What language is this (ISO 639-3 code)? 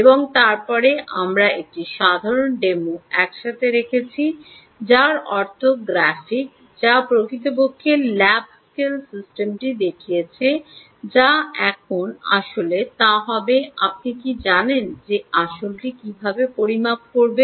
ben